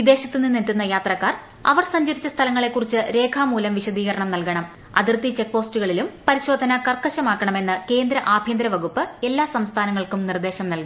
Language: Malayalam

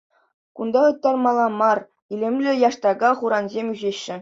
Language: Chuvash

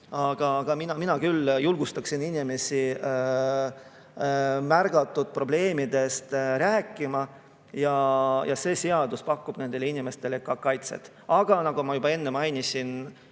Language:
Estonian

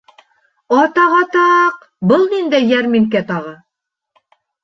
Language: Bashkir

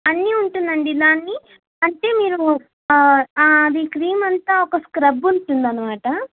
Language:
Telugu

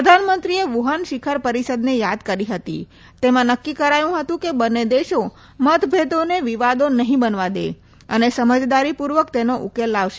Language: Gujarati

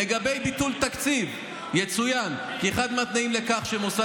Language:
Hebrew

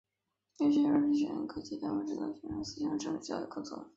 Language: Chinese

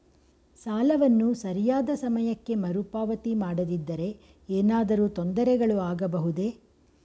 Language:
Kannada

